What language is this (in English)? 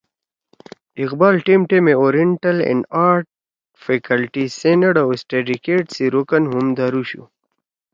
Torwali